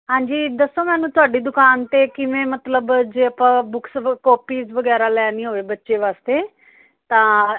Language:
Punjabi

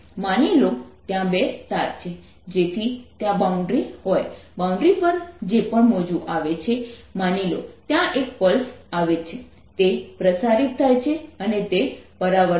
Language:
Gujarati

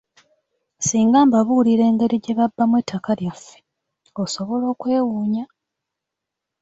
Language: Ganda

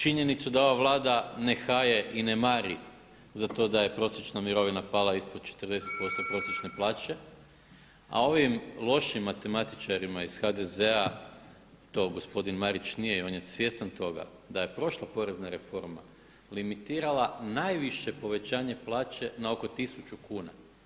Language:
Croatian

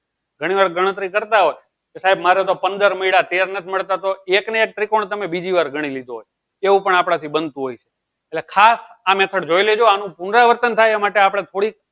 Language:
Gujarati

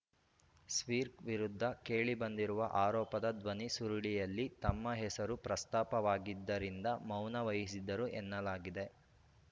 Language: Kannada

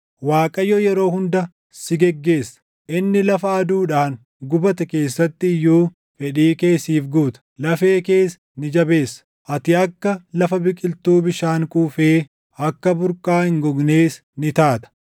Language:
Oromo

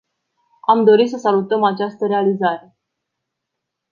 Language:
Romanian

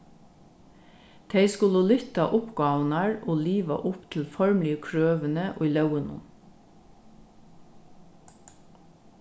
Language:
Faroese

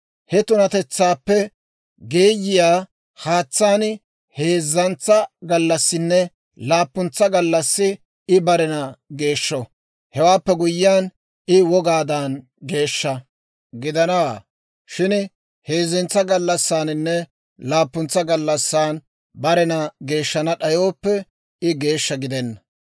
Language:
Dawro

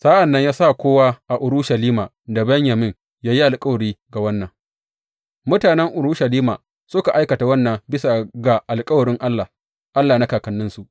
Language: Hausa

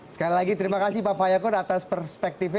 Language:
Indonesian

